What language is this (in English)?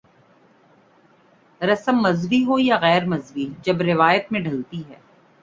Urdu